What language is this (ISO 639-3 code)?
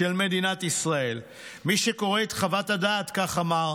heb